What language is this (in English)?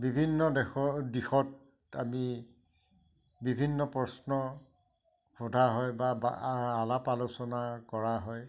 Assamese